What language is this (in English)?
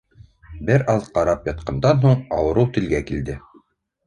Bashkir